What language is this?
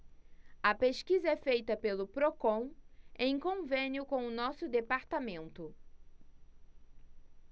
Portuguese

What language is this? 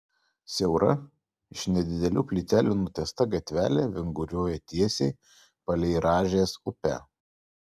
Lithuanian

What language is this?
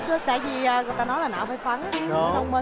Vietnamese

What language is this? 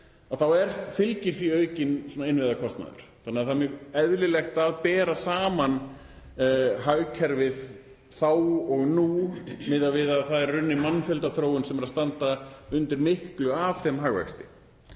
Icelandic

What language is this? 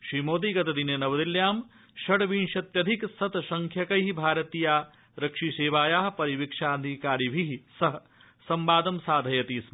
Sanskrit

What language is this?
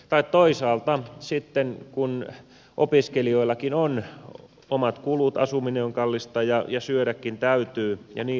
Finnish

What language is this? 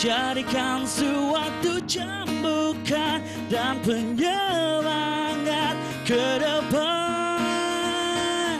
Czech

